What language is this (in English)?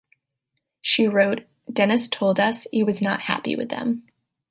English